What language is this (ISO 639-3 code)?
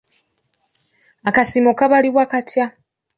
lug